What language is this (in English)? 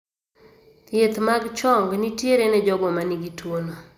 Luo (Kenya and Tanzania)